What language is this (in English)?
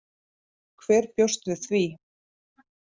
Icelandic